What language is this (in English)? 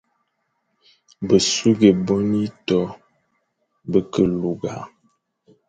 Fang